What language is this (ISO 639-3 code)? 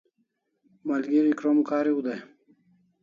kls